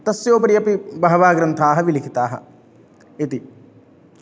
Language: Sanskrit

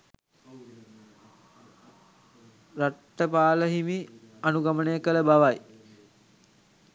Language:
Sinhala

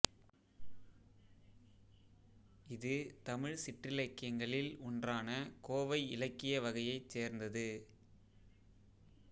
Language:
Tamil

